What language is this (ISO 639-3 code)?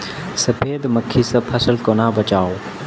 mai